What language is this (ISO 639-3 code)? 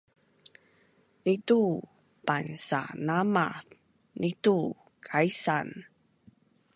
bnn